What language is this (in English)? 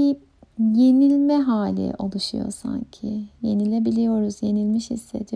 Turkish